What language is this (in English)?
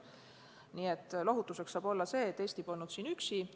Estonian